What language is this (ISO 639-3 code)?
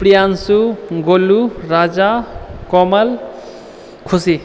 mai